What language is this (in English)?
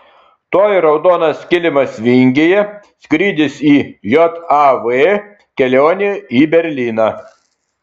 Lithuanian